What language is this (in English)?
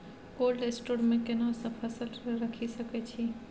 Maithili